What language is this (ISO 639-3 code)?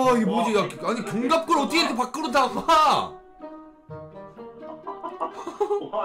kor